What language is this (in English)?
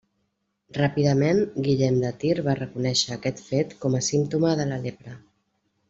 Catalan